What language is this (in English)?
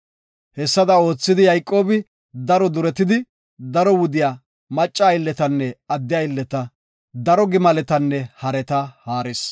Gofa